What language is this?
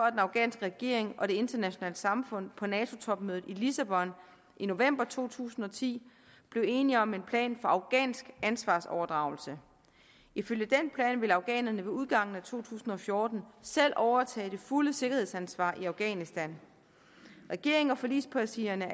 Danish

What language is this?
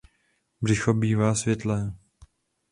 Czech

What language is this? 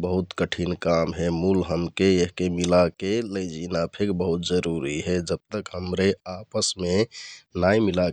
Kathoriya Tharu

